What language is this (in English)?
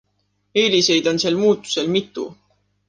Estonian